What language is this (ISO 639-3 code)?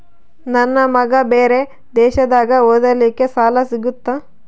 kan